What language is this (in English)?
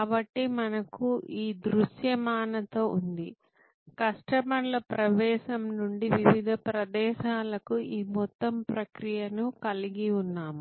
Telugu